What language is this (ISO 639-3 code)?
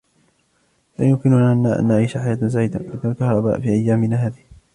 ara